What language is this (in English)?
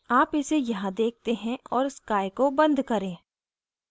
Hindi